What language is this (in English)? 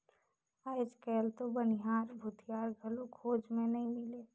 Chhattisgarhi